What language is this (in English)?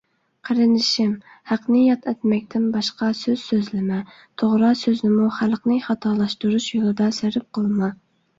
Uyghur